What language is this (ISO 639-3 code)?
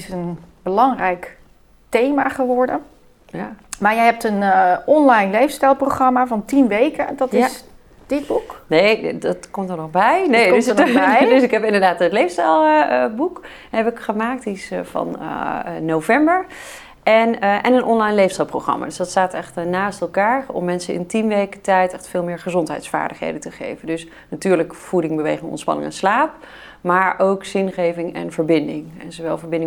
nld